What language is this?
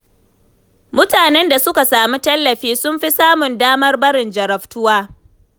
Hausa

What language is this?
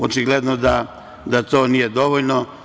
Serbian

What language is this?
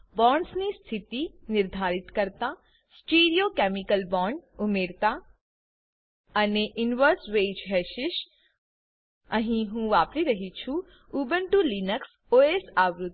Gujarati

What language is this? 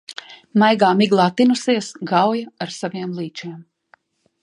Latvian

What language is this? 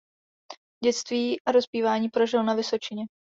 Czech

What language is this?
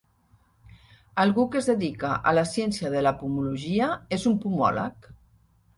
Catalan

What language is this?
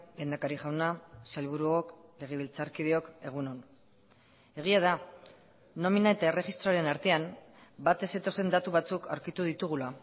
Basque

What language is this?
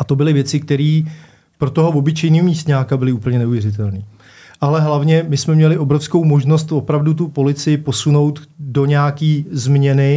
Czech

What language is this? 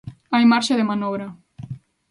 Galician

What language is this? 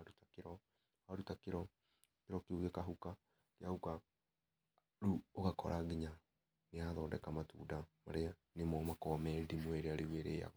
Kikuyu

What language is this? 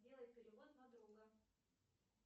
Russian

